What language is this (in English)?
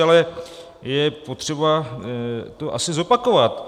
Czech